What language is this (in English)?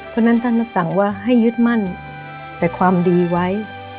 Thai